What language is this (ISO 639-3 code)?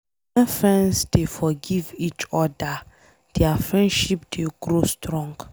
pcm